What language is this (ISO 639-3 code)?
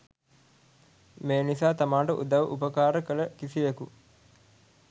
sin